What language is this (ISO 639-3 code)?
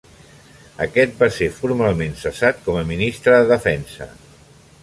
cat